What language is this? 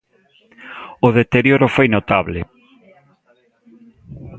Galician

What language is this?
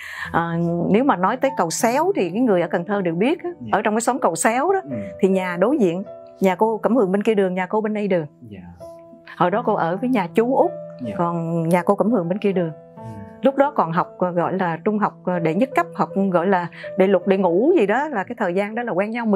Vietnamese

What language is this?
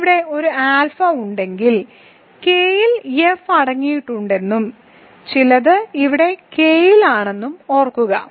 Malayalam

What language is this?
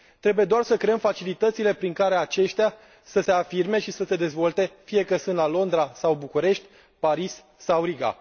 Romanian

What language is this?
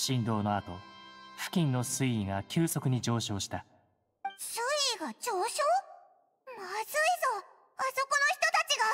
Japanese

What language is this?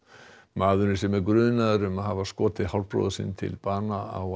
Icelandic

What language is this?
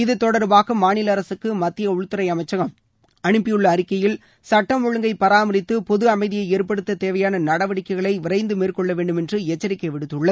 Tamil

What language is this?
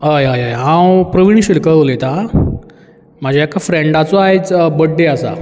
Konkani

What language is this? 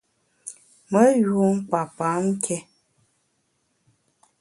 Bamun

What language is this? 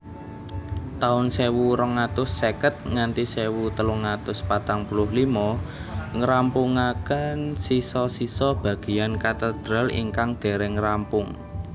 Javanese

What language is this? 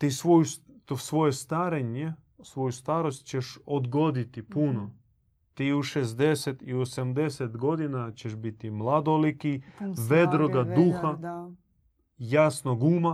Croatian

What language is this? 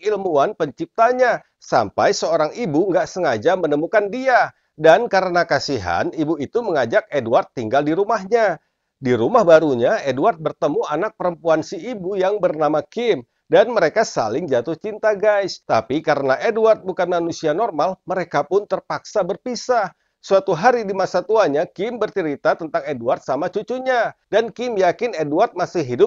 Indonesian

